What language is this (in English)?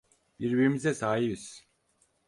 Turkish